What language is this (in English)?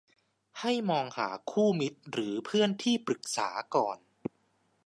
Thai